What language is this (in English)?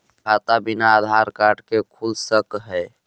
Magahi